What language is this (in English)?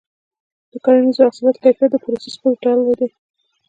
Pashto